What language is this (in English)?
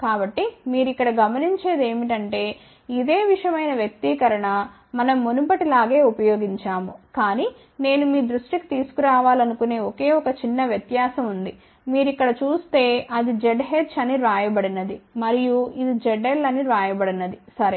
Telugu